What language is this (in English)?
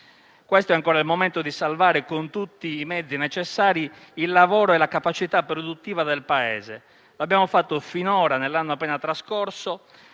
Italian